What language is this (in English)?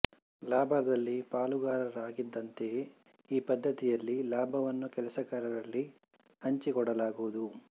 Kannada